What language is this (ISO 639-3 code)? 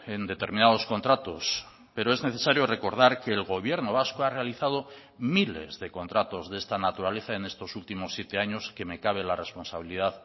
spa